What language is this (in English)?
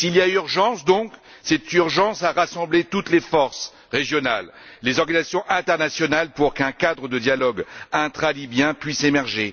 French